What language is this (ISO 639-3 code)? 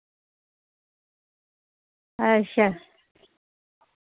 doi